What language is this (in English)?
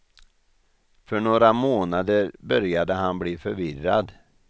Swedish